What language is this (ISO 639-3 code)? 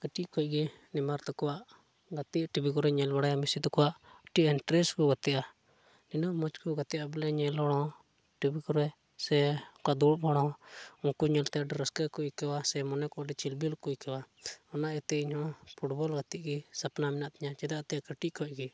sat